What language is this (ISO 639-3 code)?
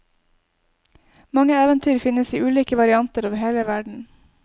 nor